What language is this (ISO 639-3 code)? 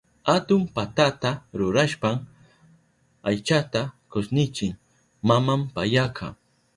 qup